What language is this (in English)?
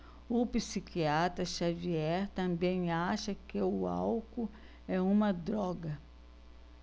Portuguese